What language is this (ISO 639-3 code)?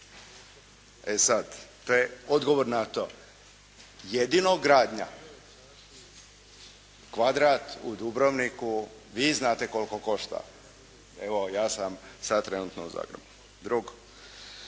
hrv